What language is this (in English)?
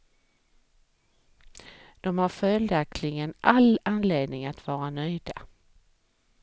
Swedish